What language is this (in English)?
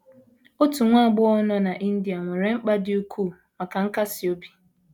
Igbo